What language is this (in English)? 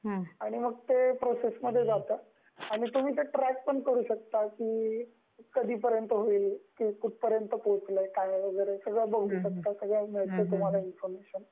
Marathi